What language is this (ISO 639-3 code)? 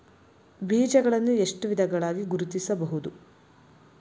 kan